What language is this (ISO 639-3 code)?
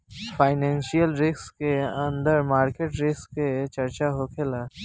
bho